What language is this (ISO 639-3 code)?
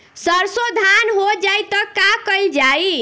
bho